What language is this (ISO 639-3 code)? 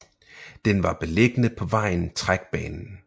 dan